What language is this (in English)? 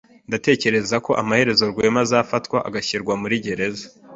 Kinyarwanda